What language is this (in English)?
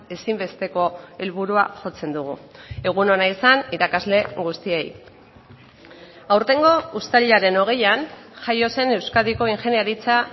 Basque